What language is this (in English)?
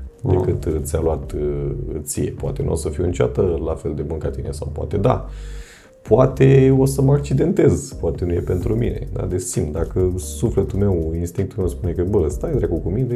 Romanian